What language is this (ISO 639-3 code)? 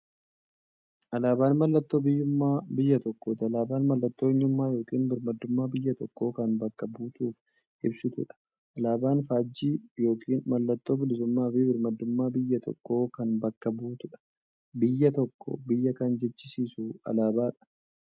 orm